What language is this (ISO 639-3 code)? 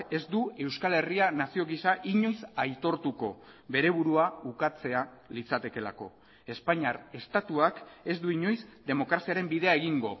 eus